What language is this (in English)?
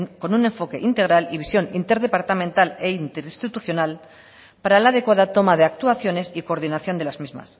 Spanish